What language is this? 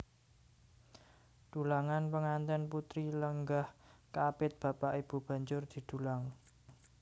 Javanese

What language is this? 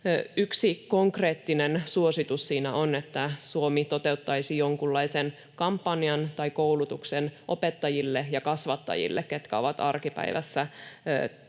Finnish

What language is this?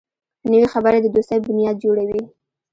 Pashto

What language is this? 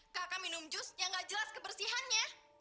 Indonesian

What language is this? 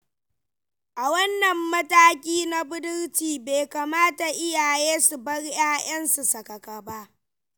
Hausa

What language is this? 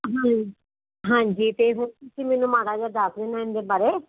Punjabi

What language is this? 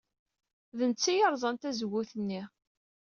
Kabyle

